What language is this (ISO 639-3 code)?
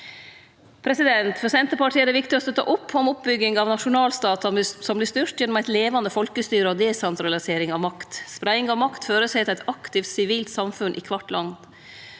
nor